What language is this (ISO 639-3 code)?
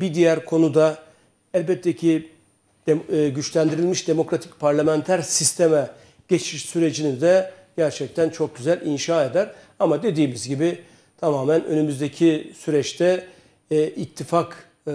tur